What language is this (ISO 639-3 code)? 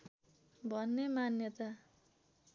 nep